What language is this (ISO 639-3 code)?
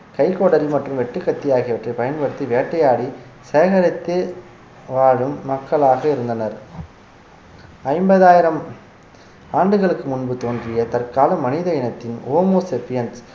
tam